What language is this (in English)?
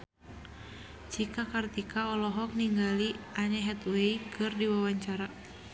Sundanese